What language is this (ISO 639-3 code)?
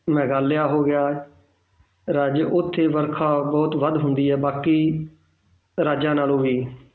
pan